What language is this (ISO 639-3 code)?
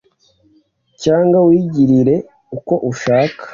kin